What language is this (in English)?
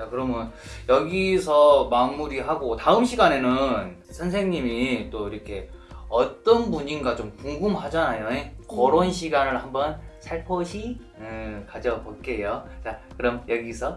Korean